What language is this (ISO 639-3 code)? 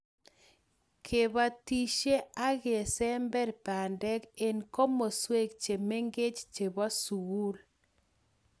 kln